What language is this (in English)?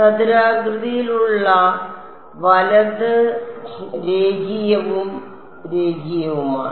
Malayalam